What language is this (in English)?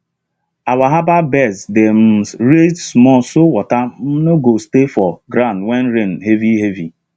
Nigerian Pidgin